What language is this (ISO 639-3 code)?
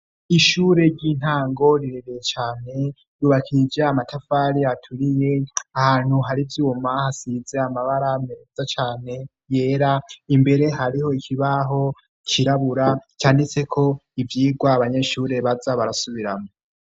run